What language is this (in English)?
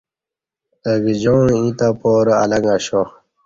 Kati